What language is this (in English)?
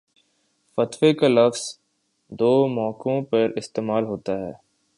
Urdu